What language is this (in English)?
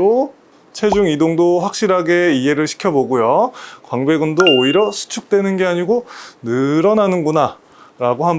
Korean